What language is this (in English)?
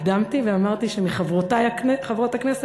Hebrew